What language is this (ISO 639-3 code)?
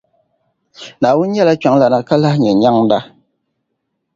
dag